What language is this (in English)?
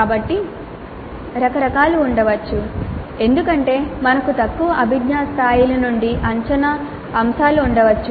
Telugu